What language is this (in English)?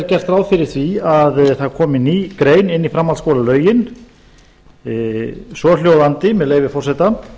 Icelandic